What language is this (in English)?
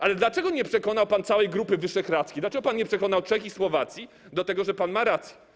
Polish